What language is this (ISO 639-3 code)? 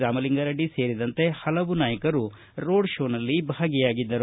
kan